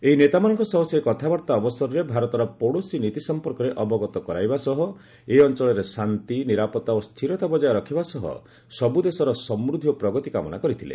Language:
Odia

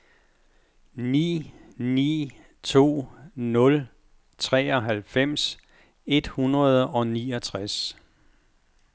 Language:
Danish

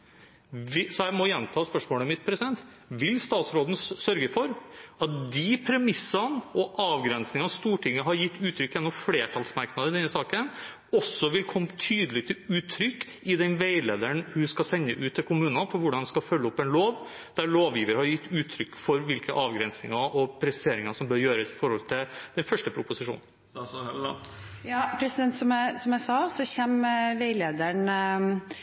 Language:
Norwegian Bokmål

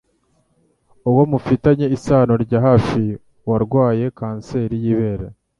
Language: Kinyarwanda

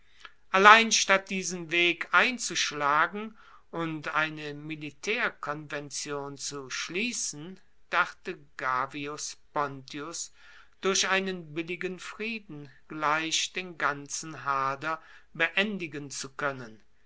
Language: German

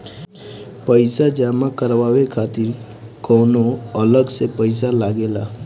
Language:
Bhojpuri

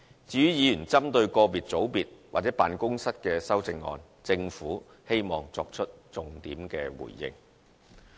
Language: Cantonese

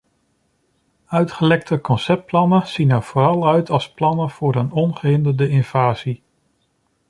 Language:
Dutch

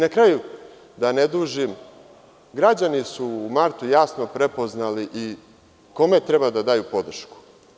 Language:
Serbian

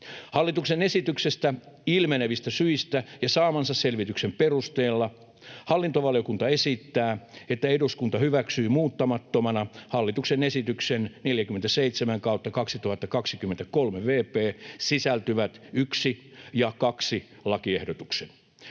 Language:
Finnish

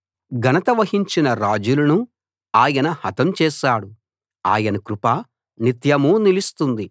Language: Telugu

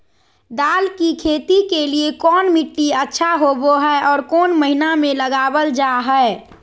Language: Magahi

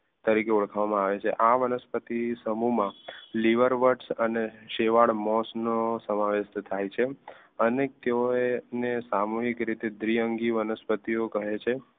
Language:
Gujarati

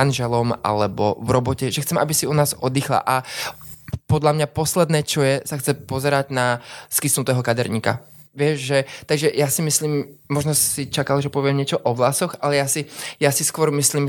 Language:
Slovak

